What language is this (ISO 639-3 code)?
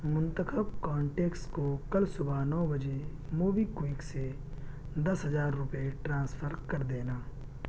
urd